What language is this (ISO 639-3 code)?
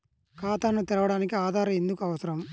tel